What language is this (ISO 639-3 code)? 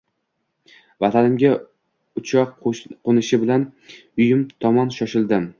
uzb